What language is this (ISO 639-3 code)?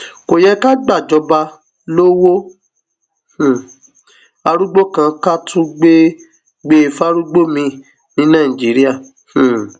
yor